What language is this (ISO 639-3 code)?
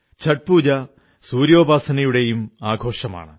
mal